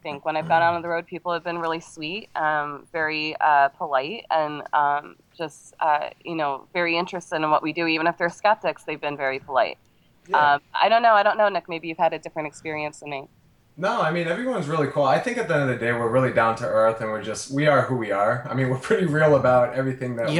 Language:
English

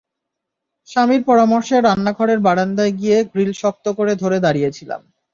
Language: Bangla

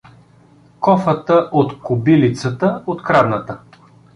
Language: Bulgarian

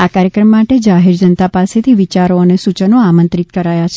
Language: Gujarati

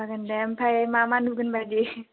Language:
Bodo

